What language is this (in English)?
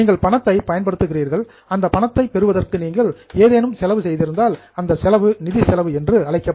Tamil